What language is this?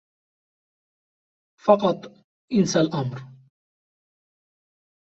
Arabic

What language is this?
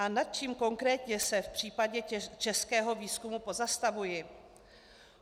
Czech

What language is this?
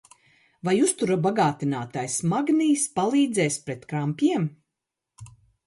Latvian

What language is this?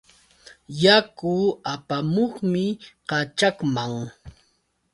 Yauyos Quechua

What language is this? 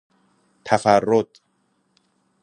Persian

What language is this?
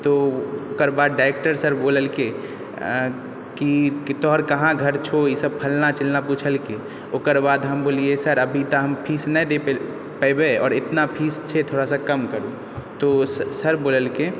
Maithili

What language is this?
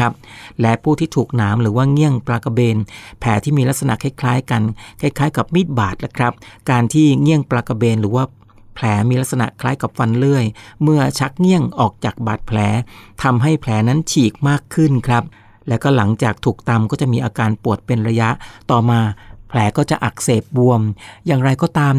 Thai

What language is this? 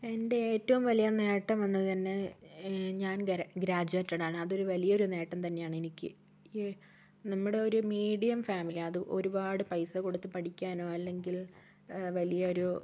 Malayalam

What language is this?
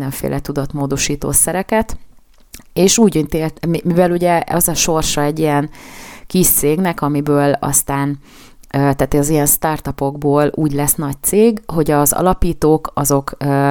Hungarian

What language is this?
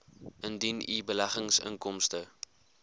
Afrikaans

